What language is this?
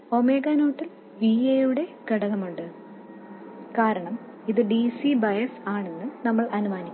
Malayalam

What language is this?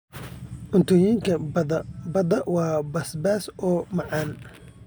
Somali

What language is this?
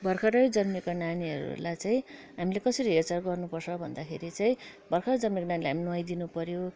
Nepali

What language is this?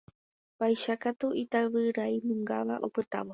Guarani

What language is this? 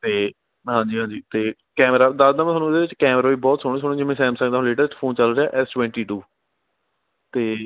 Punjabi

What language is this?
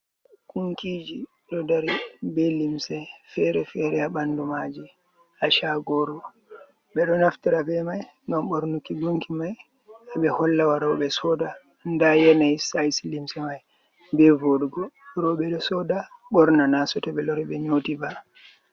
Fula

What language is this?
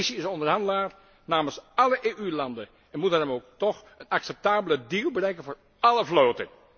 Dutch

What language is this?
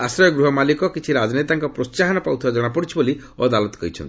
Odia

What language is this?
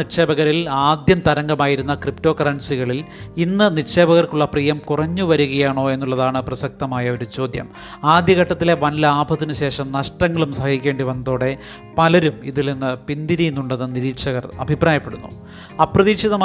Malayalam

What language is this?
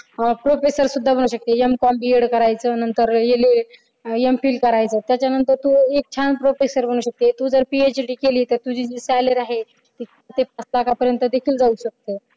Marathi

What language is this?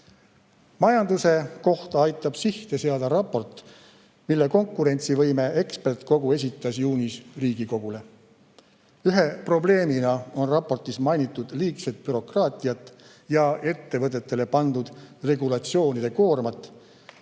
Estonian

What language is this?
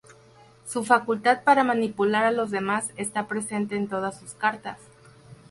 Spanish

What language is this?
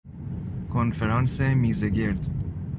Persian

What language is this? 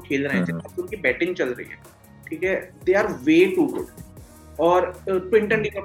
Hindi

